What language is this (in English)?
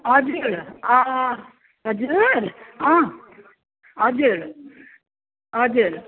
Nepali